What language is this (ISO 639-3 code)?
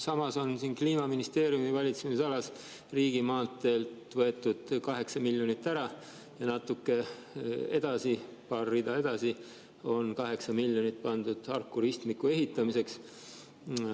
est